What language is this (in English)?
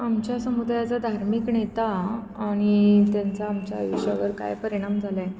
Marathi